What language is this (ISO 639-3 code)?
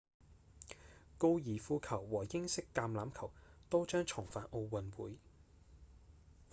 yue